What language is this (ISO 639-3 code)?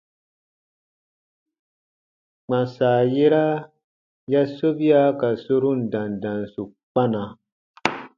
bba